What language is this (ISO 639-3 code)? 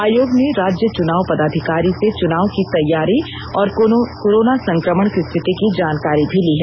hin